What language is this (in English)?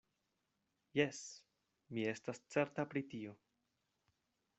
Esperanto